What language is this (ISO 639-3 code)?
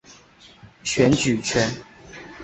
zho